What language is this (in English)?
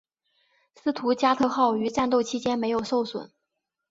Chinese